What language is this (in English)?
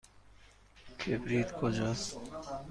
Persian